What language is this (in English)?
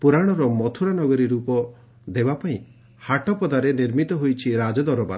Odia